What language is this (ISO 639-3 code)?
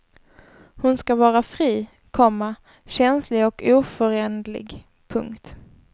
swe